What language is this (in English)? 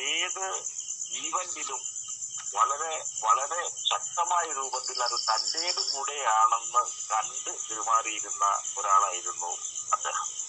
Malayalam